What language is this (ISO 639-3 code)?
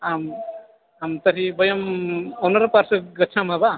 san